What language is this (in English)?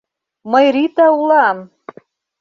Mari